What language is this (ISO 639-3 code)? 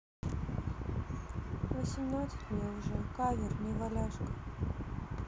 rus